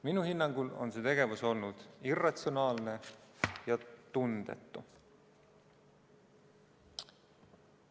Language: Estonian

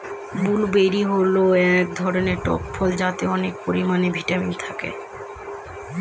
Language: Bangla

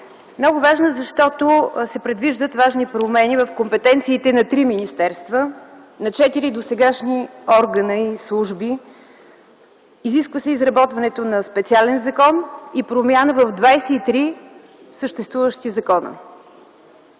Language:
Bulgarian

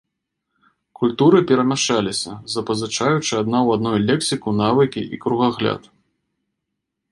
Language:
Belarusian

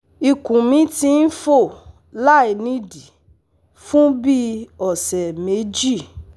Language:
Yoruba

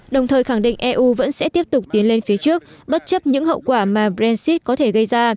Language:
Vietnamese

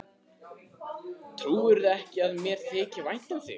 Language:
Icelandic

